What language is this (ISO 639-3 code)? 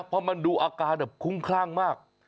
tha